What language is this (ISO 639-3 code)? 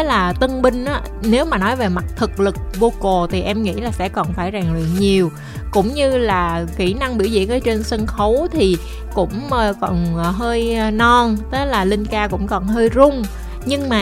vie